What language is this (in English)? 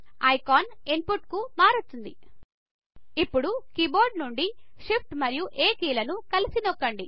Telugu